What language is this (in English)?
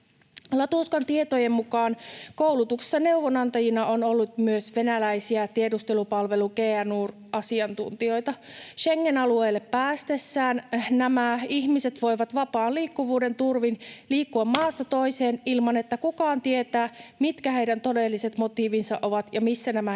Finnish